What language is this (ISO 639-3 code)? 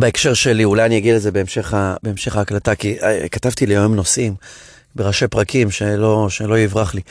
heb